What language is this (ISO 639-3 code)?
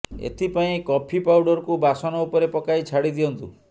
ori